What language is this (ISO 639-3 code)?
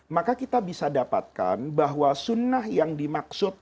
ind